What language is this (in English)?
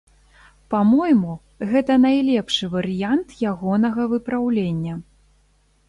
Belarusian